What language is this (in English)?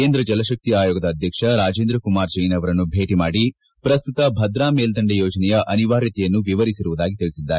Kannada